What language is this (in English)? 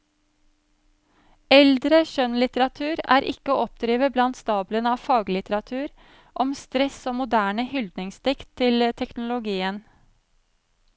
Norwegian